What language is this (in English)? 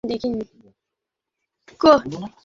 Bangla